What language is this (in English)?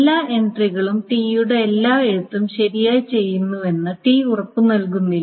Malayalam